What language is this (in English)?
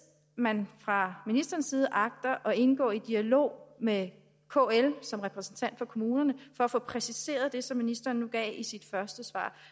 Danish